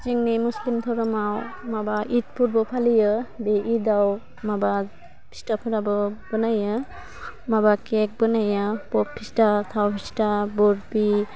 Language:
Bodo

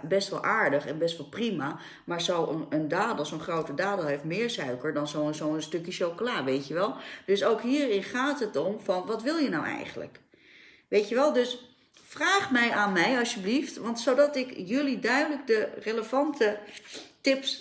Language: Dutch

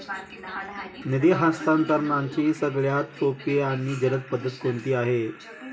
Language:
Marathi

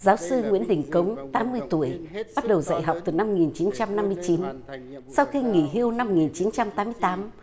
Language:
Vietnamese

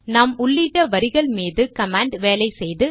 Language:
Tamil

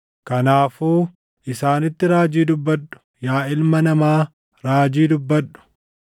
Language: Oromo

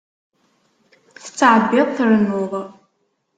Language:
Kabyle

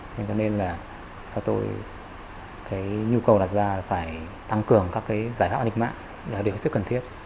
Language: Vietnamese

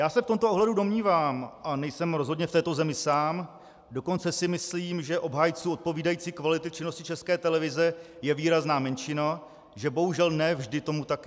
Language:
Czech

